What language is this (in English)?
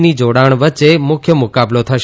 Gujarati